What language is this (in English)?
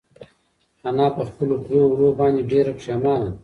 Pashto